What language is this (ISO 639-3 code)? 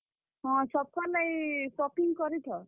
ori